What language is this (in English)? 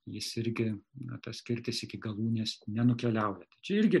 Lithuanian